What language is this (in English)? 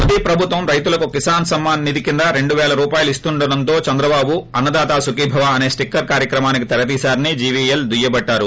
Telugu